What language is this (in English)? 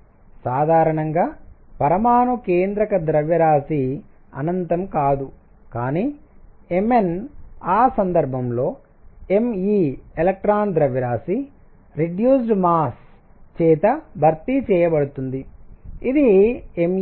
Telugu